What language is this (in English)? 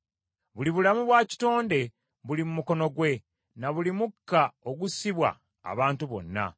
Ganda